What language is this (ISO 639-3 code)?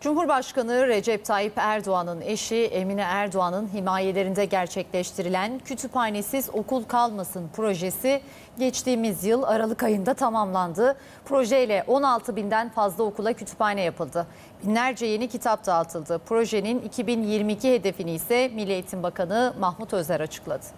tur